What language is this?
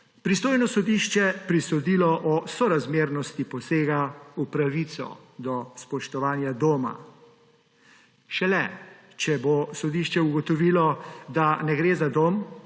Slovenian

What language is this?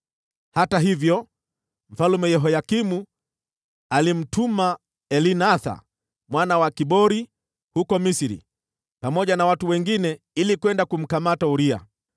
Swahili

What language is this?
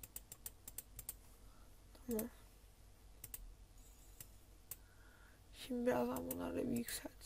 Turkish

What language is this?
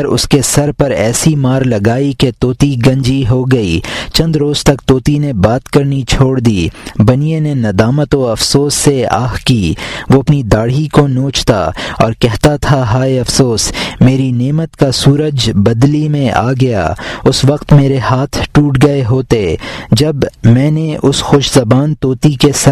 Urdu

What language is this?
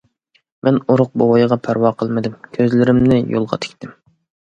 Uyghur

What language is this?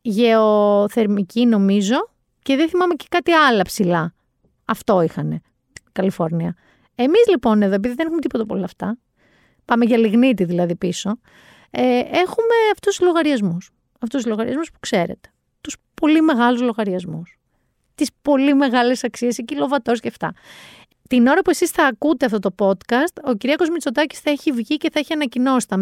Greek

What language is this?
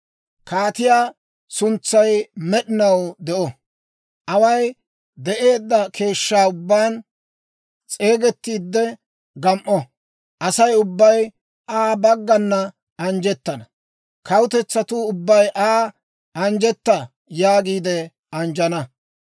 Dawro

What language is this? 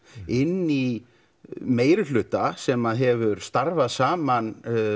Icelandic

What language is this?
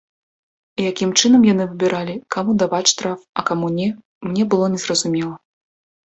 Belarusian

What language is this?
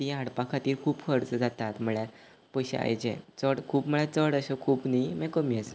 Konkani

